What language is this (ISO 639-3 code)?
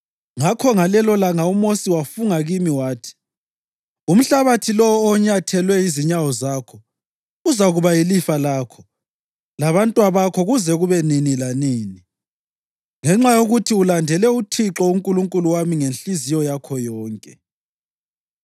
nde